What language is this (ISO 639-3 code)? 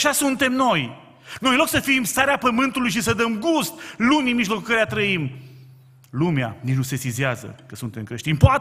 ron